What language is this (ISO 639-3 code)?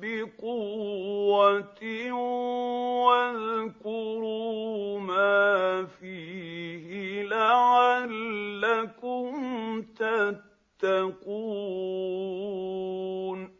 ara